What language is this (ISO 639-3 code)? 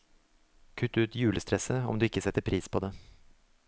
nor